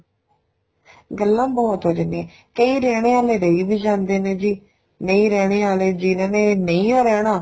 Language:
Punjabi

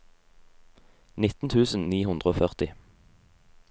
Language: Norwegian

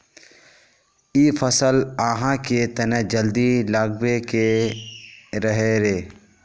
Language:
Magahi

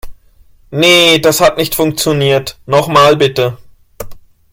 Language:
German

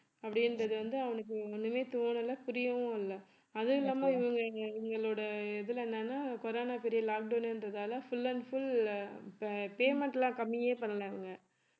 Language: Tamil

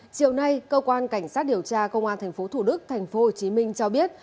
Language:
Vietnamese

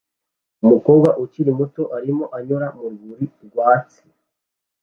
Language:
Kinyarwanda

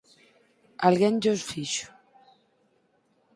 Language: Galician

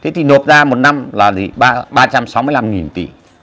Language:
Vietnamese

